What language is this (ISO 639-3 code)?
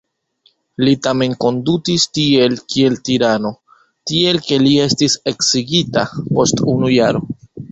epo